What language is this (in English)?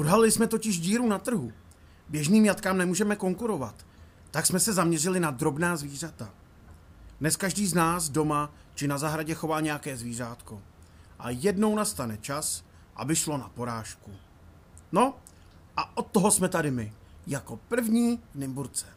Czech